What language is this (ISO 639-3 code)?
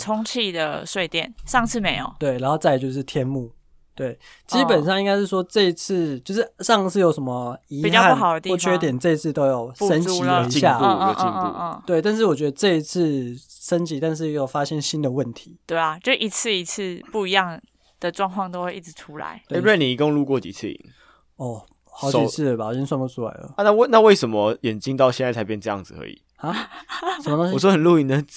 zho